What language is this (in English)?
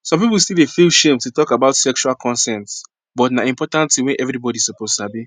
Nigerian Pidgin